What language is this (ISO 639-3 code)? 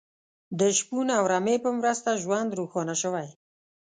pus